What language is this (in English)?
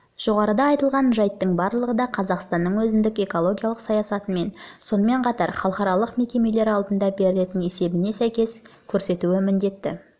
Kazakh